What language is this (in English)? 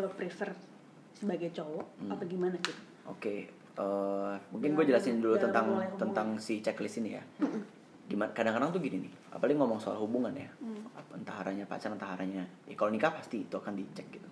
Indonesian